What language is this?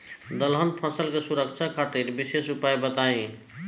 Bhojpuri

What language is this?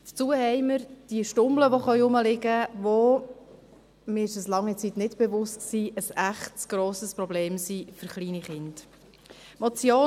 Swiss German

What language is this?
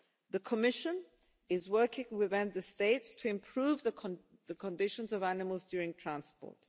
English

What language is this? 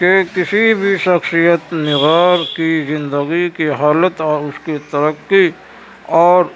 Urdu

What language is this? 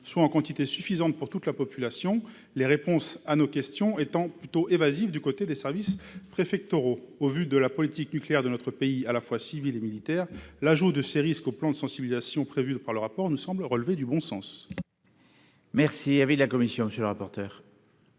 French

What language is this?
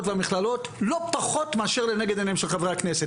Hebrew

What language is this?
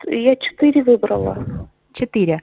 Russian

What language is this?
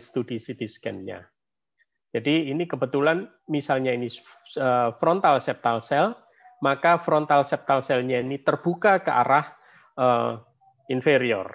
Indonesian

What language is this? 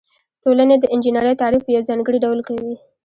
Pashto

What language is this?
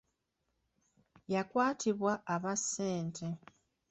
Ganda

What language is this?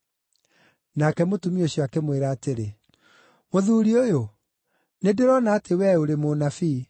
Kikuyu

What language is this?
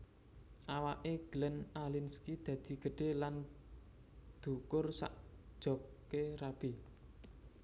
Javanese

